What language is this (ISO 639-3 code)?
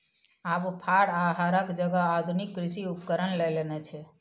mai